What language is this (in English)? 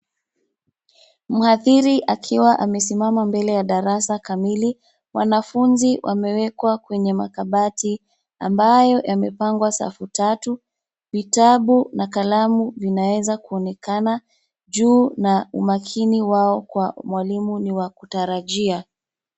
Swahili